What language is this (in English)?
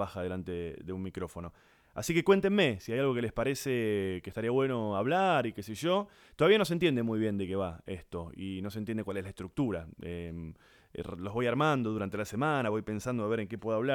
Spanish